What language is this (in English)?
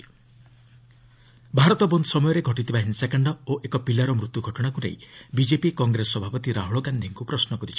Odia